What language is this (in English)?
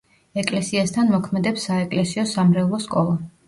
Georgian